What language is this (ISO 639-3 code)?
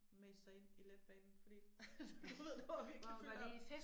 dan